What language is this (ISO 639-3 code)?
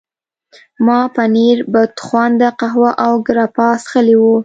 pus